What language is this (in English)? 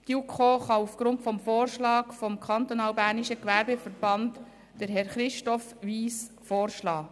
Swiss German